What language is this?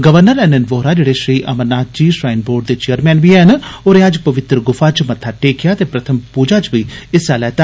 Dogri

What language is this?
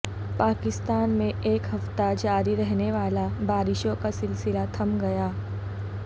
Urdu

